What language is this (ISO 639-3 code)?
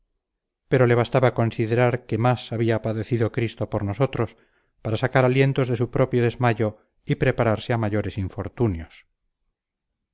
spa